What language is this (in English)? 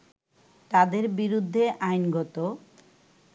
Bangla